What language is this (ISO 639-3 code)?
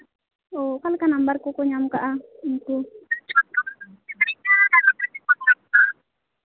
sat